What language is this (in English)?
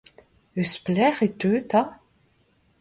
Breton